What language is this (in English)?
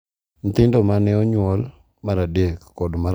Luo (Kenya and Tanzania)